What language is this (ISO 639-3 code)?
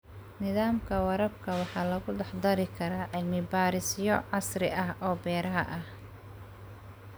som